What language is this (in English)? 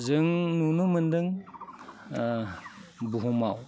Bodo